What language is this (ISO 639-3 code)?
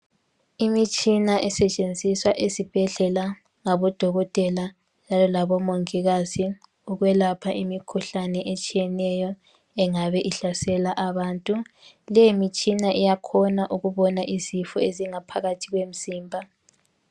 nde